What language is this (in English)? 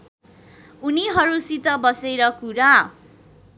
Nepali